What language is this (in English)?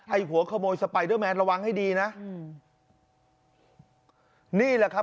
Thai